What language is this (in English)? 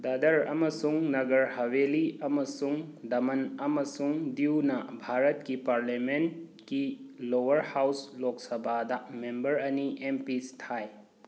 Manipuri